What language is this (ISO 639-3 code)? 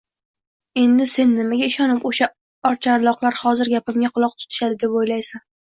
uzb